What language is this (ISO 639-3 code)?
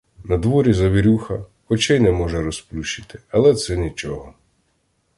ukr